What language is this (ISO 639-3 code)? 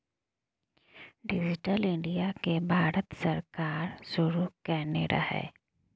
mai